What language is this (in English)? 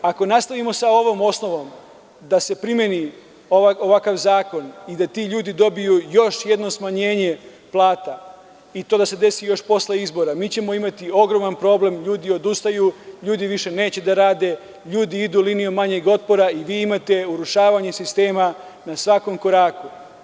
Serbian